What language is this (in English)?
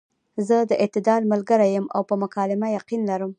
Pashto